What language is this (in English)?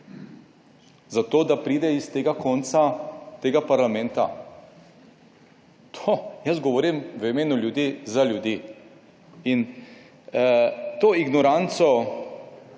Slovenian